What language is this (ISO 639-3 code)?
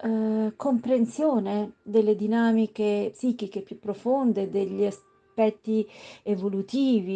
ita